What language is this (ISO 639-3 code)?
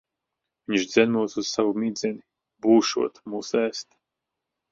lav